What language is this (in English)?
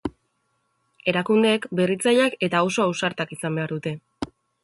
Basque